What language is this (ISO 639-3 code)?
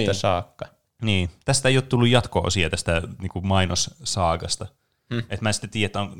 fin